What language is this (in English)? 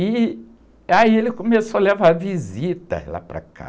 Portuguese